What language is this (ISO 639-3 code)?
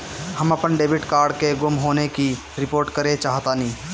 bho